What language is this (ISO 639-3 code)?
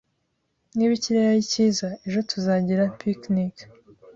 kin